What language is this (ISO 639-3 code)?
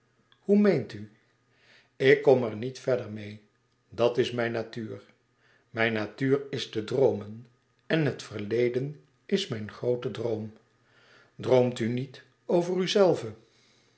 nld